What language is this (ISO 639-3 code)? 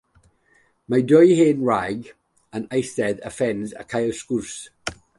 cym